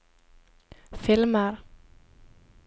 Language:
Norwegian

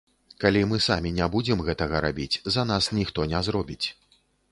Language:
Belarusian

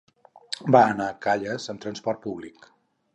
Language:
Catalan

